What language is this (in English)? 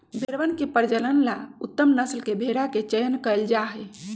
Magahi